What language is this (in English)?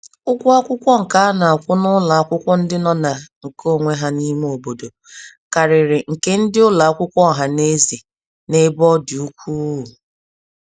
Igbo